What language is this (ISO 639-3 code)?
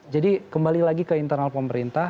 ind